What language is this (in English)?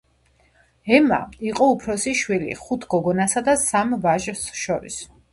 Georgian